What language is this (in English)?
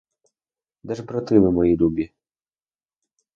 Ukrainian